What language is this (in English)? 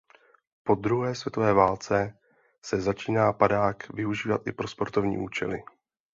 Czech